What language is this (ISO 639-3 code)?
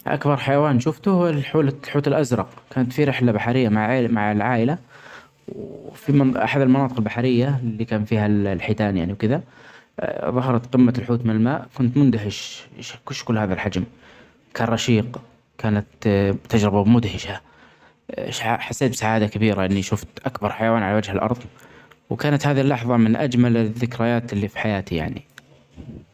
acx